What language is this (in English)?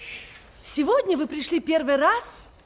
Russian